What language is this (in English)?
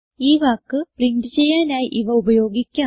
Malayalam